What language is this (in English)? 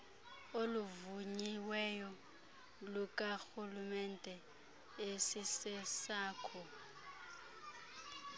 Xhosa